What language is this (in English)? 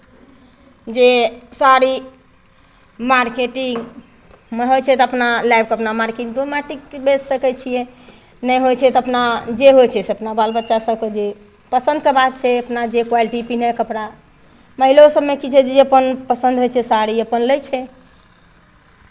Maithili